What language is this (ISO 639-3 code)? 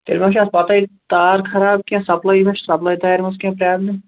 kas